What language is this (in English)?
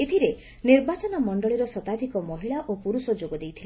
Odia